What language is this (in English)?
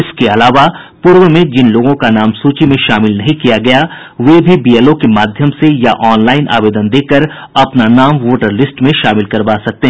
Hindi